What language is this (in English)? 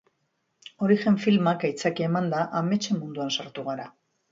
Basque